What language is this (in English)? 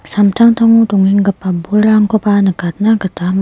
Garo